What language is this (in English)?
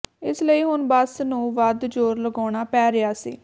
Punjabi